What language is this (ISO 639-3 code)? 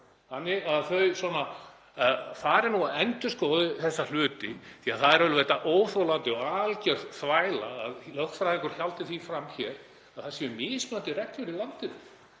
isl